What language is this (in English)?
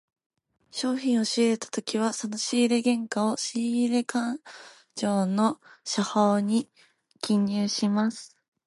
Japanese